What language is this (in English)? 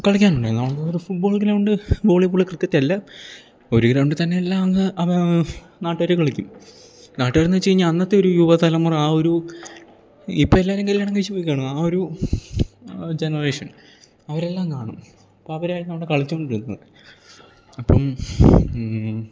Malayalam